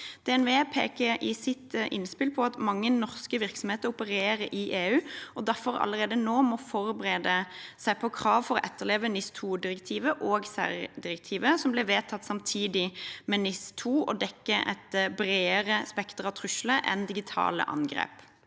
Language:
Norwegian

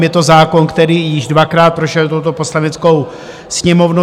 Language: Czech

